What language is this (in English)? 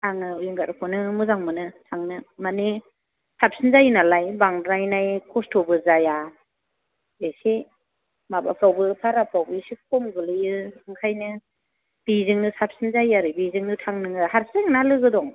Bodo